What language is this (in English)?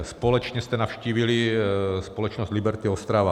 Czech